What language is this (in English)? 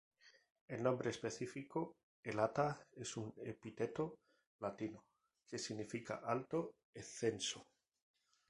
Spanish